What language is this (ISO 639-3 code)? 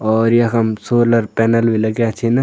gbm